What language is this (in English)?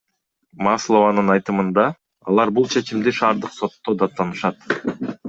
Kyrgyz